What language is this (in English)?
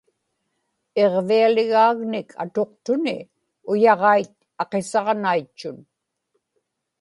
Inupiaq